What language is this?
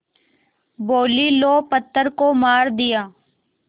Hindi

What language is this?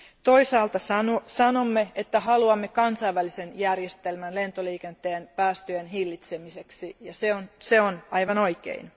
Finnish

